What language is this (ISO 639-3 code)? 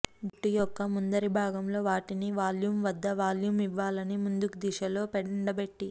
tel